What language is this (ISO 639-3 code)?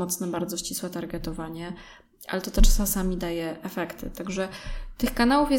pol